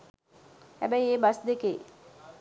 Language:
Sinhala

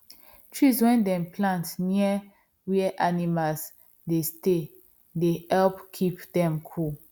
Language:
Nigerian Pidgin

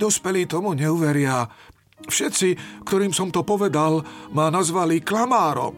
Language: Slovak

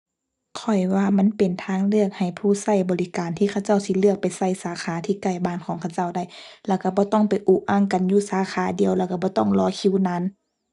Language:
Thai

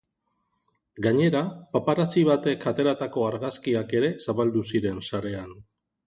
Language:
Basque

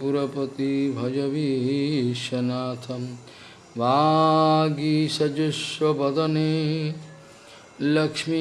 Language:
Portuguese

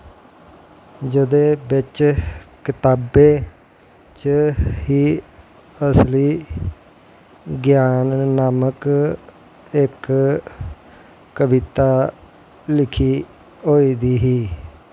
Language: Dogri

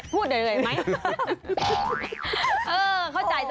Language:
Thai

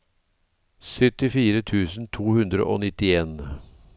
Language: Norwegian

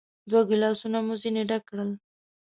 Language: Pashto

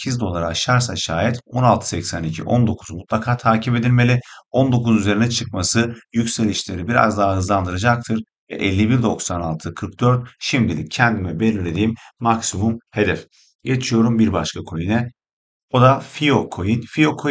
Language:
Turkish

